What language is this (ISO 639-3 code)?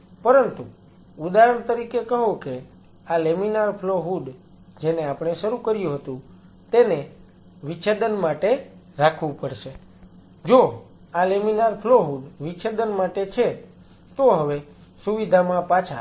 guj